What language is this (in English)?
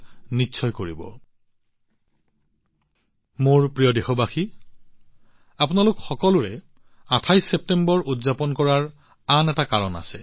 Assamese